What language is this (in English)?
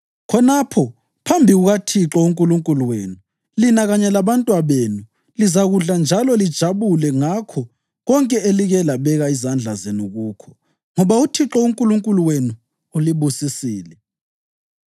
North Ndebele